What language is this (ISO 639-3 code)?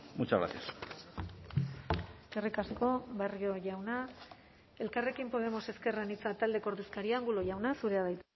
eus